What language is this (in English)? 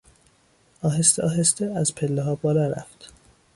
Persian